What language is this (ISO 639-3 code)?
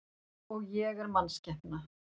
isl